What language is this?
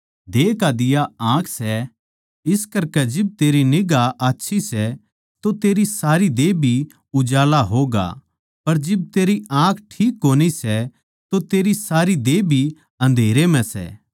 Haryanvi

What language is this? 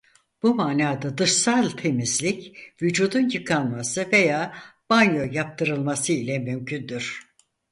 Turkish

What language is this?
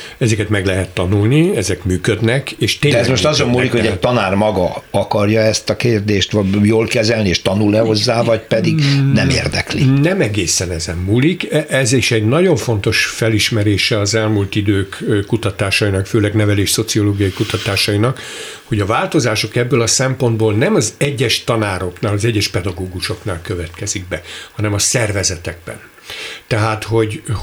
Hungarian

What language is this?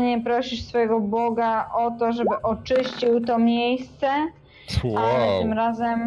Polish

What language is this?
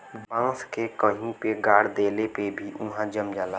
Bhojpuri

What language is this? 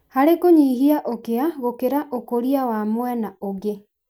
Kikuyu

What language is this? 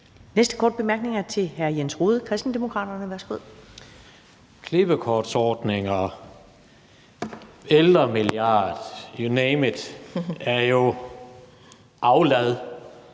Danish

